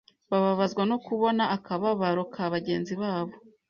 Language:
Kinyarwanda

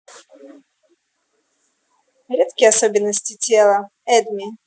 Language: Russian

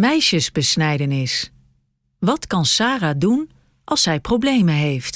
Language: Dutch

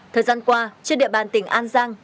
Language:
Vietnamese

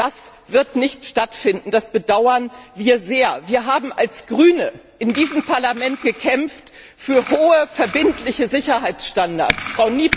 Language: German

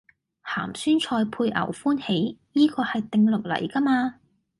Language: Cantonese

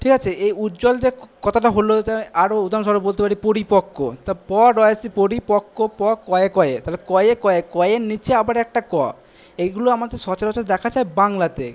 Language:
Bangla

